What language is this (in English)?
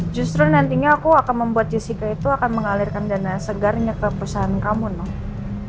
Indonesian